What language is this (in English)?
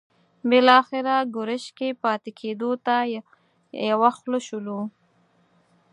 Pashto